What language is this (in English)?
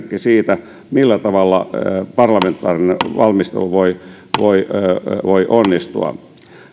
Finnish